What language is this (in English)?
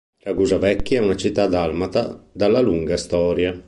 Italian